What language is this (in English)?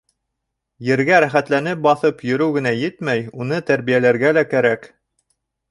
Bashkir